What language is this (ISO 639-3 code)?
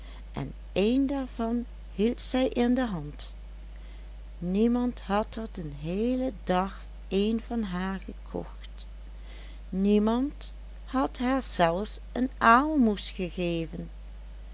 nld